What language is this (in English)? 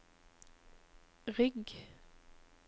Norwegian